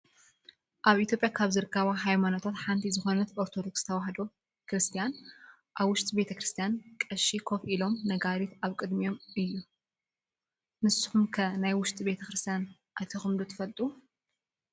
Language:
Tigrinya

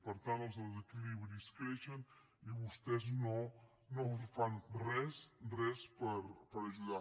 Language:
Catalan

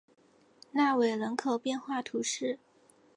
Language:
Chinese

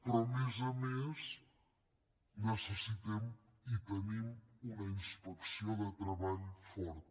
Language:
Catalan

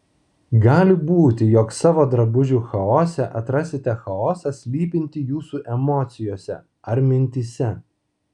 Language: Lithuanian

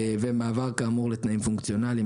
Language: Hebrew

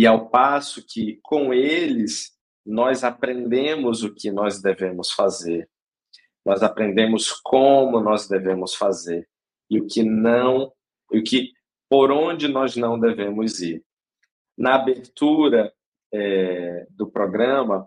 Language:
Portuguese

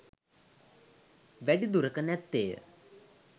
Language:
Sinhala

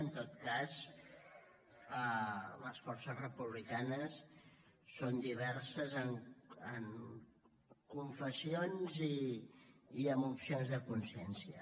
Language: Catalan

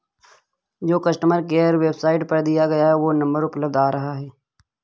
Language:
Hindi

